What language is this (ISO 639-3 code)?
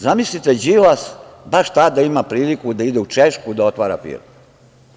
srp